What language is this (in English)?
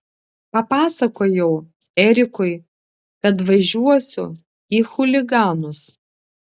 Lithuanian